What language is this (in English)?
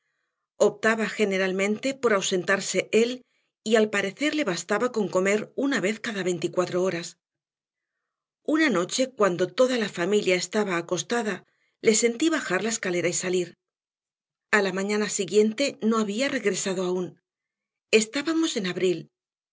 Spanish